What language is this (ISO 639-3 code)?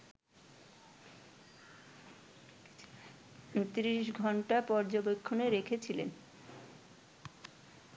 ben